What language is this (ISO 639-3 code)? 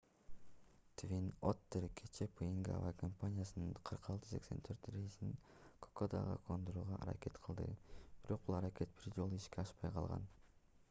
kir